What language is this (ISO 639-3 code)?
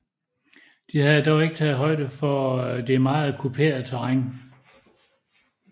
dan